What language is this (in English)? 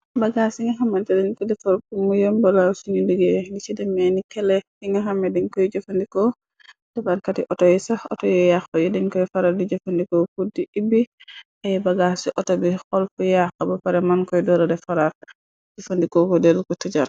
Wolof